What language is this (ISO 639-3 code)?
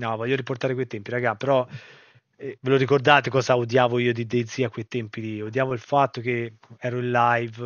ita